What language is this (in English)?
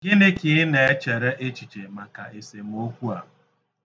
Igbo